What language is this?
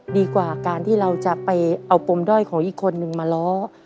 Thai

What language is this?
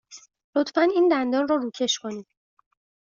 Persian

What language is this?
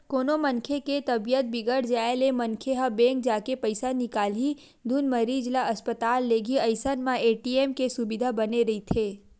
Chhattisgarhi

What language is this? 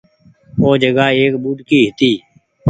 Goaria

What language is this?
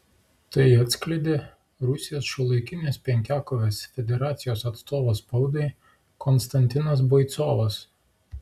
Lithuanian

